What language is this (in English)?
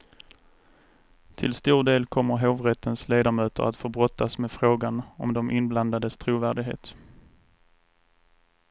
Swedish